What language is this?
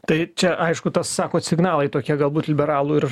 Lithuanian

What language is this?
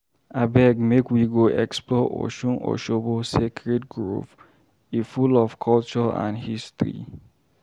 Nigerian Pidgin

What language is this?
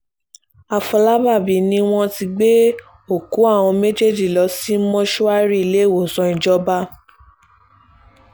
Yoruba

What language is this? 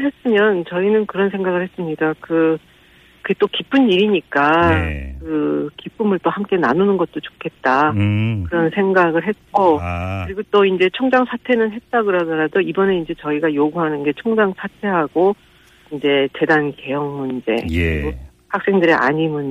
Korean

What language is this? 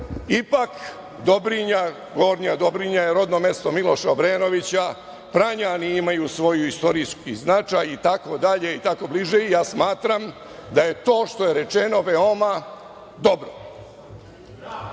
Serbian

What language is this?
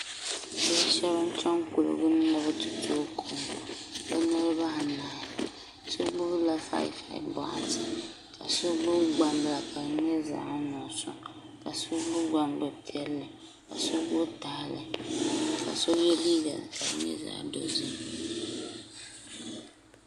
Dagbani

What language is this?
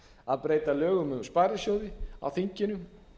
Icelandic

